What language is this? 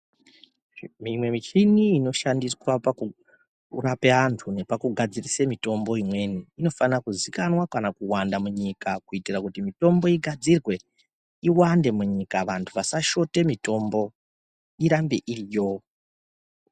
Ndau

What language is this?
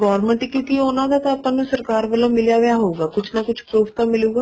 Punjabi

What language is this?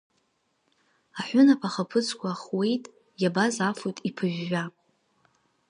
Abkhazian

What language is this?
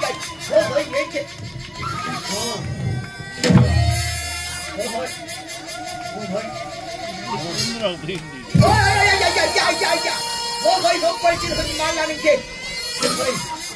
Korean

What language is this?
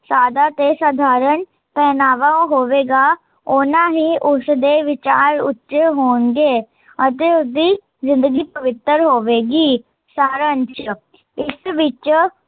Punjabi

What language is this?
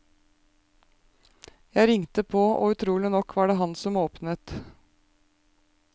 Norwegian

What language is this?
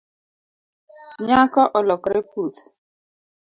Luo (Kenya and Tanzania)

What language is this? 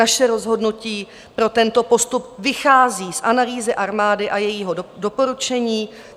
Czech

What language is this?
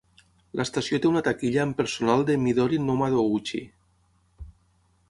Catalan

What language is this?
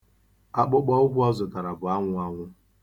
Igbo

